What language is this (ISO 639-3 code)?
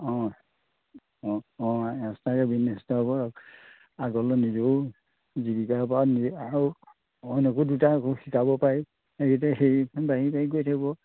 asm